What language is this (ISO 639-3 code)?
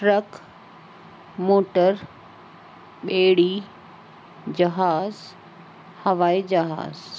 snd